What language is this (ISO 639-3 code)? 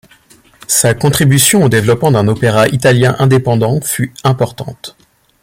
fra